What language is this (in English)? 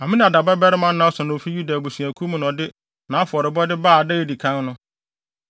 Akan